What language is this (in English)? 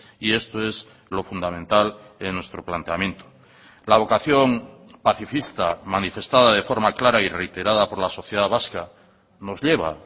Spanish